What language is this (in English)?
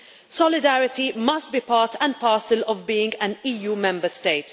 English